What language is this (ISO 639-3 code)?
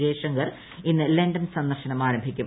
mal